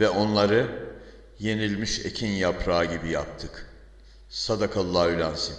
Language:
Turkish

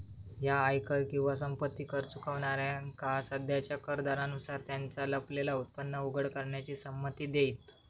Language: Marathi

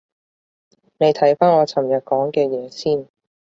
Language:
Cantonese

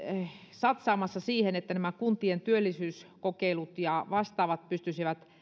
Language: Finnish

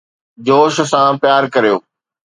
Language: Sindhi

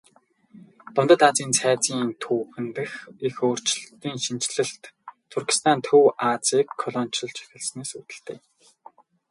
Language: Mongolian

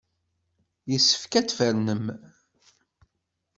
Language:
Kabyle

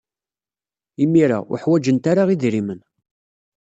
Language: Kabyle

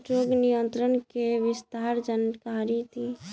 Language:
Bhojpuri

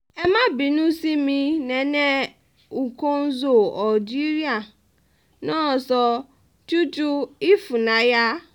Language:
Yoruba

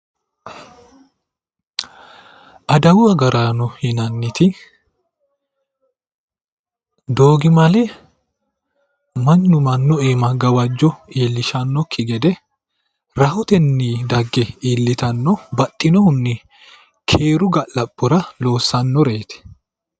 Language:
Sidamo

